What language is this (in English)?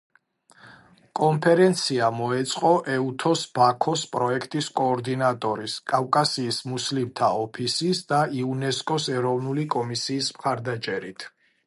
Georgian